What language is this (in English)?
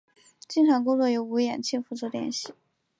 Chinese